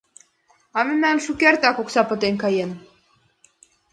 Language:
Mari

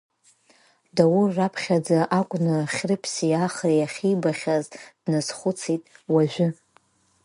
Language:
Abkhazian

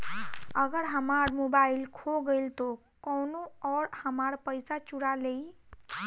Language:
Bhojpuri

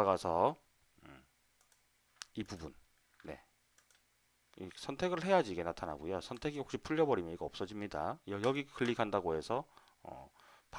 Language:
Korean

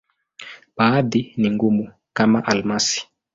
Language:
Swahili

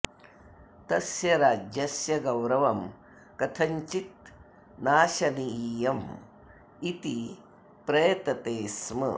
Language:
Sanskrit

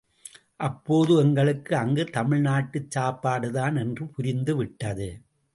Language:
Tamil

